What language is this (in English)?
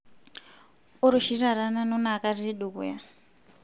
Masai